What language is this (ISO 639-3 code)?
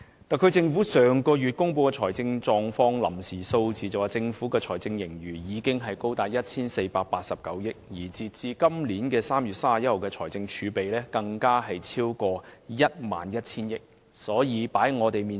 yue